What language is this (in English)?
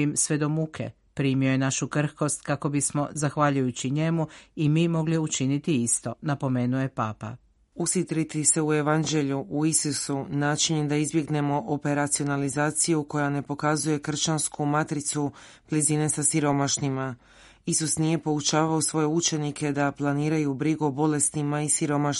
Croatian